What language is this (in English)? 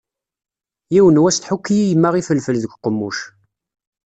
Kabyle